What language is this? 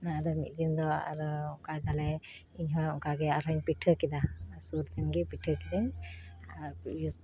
Santali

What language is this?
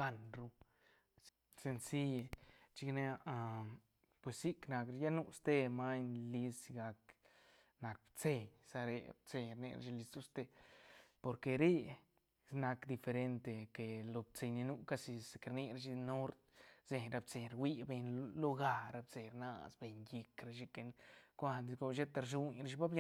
Santa Catarina Albarradas Zapotec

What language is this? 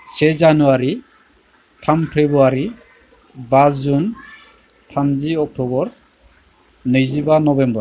Bodo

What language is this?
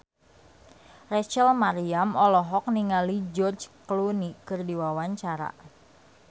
Sundanese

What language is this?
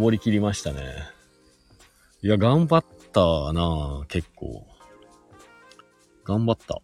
Japanese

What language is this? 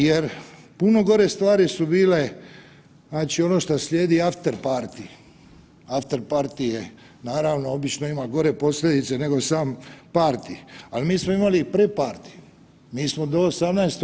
Croatian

